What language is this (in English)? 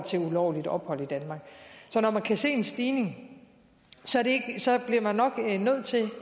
Danish